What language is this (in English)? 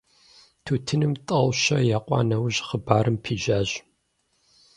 Kabardian